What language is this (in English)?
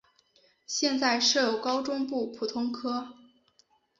Chinese